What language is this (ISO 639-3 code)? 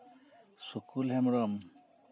sat